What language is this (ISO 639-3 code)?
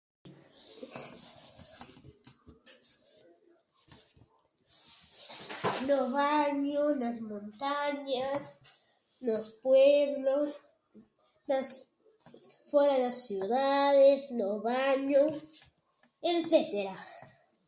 glg